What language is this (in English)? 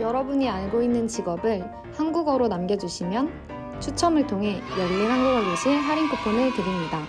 Korean